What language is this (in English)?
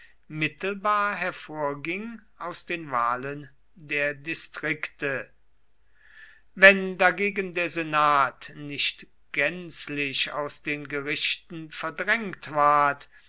German